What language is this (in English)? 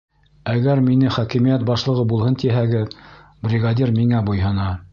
Bashkir